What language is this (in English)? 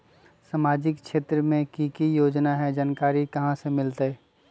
Magahi